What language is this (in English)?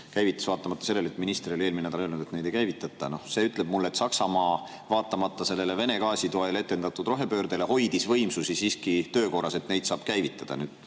Estonian